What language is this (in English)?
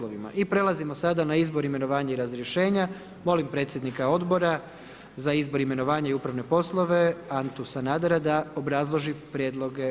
Croatian